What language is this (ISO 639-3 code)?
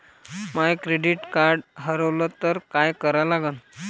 mar